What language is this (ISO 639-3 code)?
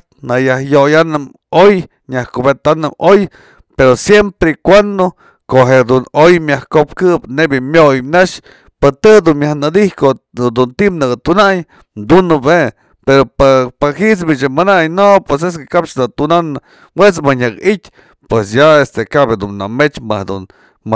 mzl